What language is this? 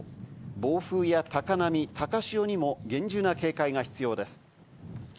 Japanese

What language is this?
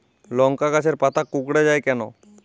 Bangla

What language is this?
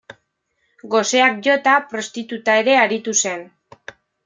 Basque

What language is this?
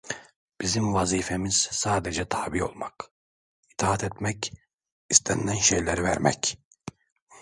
Turkish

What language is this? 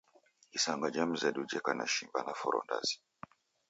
Taita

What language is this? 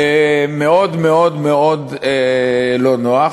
Hebrew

